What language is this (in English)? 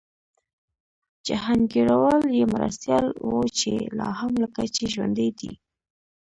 Pashto